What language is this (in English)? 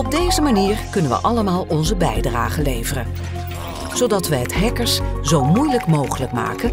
Dutch